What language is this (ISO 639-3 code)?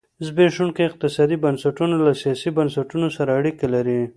pus